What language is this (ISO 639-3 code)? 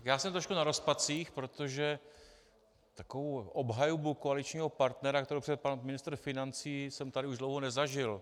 ces